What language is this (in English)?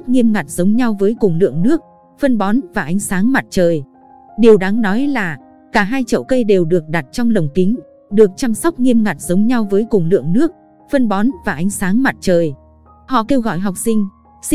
Vietnamese